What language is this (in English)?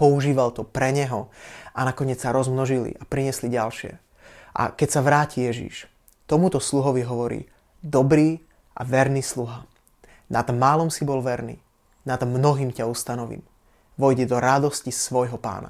Slovak